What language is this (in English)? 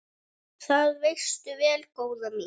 Icelandic